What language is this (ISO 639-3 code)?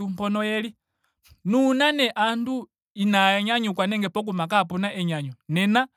ndo